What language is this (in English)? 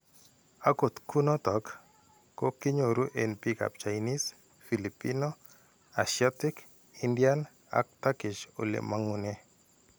Kalenjin